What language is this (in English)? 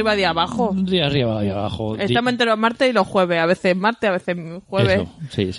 Spanish